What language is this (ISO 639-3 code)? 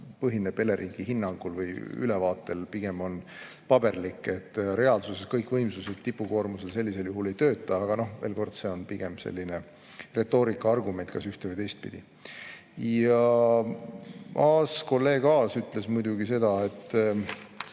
est